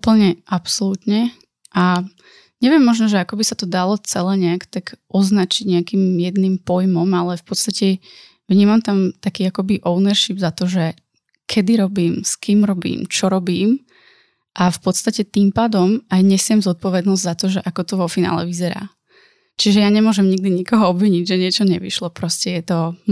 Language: Slovak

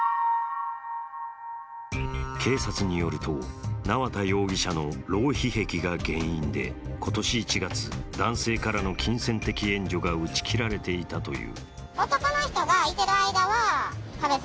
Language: Japanese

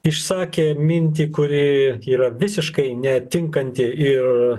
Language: Lithuanian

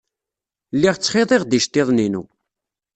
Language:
Kabyle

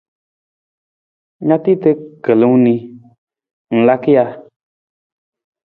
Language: Nawdm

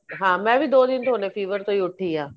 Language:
Punjabi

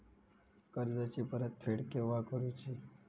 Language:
Marathi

